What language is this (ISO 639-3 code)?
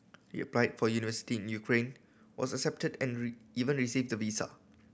eng